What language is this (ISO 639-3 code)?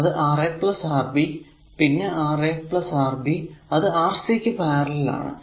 mal